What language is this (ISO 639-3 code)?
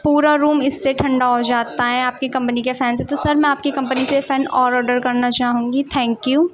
urd